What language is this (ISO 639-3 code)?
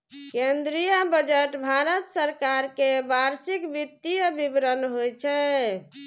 mai